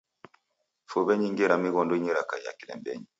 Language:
Taita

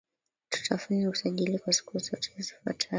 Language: Swahili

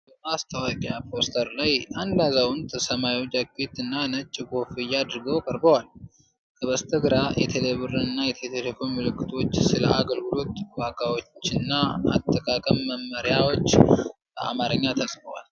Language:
Amharic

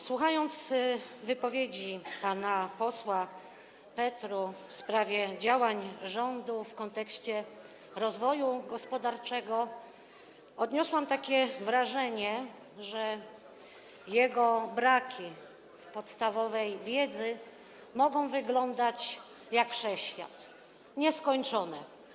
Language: Polish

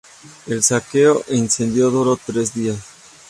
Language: Spanish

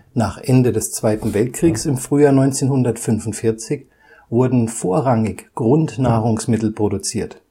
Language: German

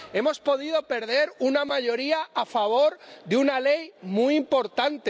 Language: Spanish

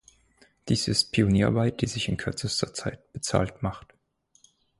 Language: German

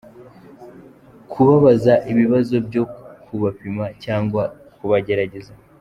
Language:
Kinyarwanda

